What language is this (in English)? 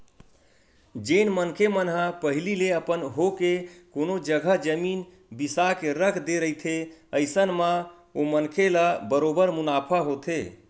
Chhattisgarhi